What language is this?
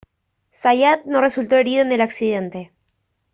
Spanish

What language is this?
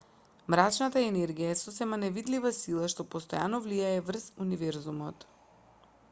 Macedonian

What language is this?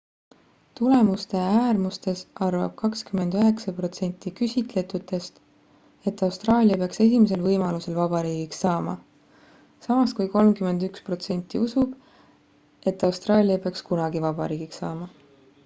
Estonian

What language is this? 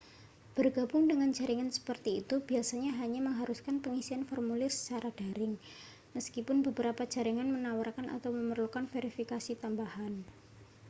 Indonesian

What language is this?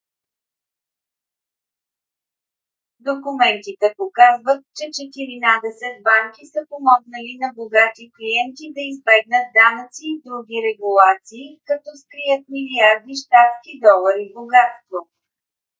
Bulgarian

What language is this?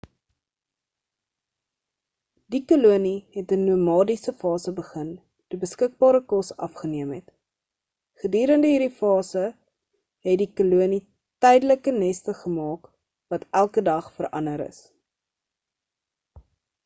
Afrikaans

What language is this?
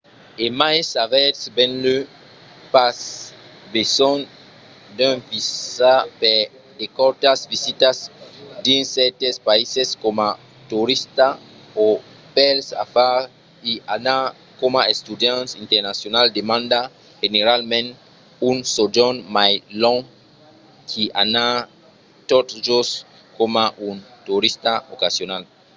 Occitan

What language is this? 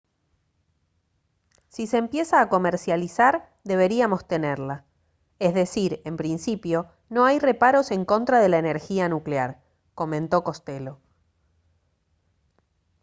Spanish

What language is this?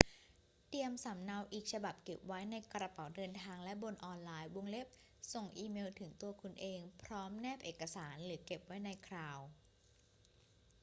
Thai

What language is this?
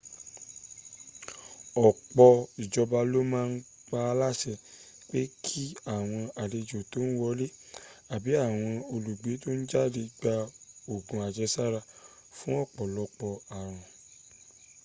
Yoruba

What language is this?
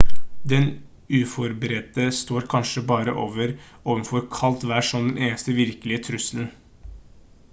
Norwegian Bokmål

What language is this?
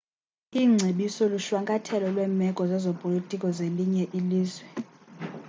Xhosa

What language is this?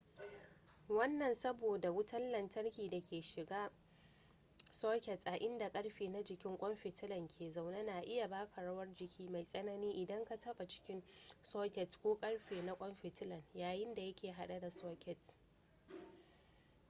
Hausa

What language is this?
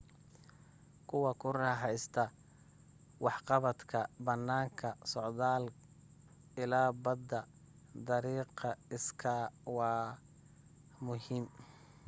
Somali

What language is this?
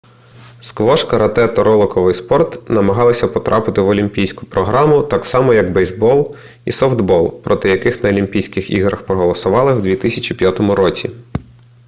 Ukrainian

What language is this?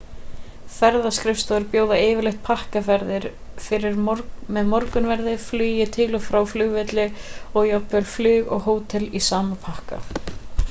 Icelandic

